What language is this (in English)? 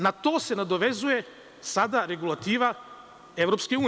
Serbian